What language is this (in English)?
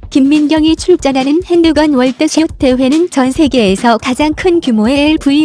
Korean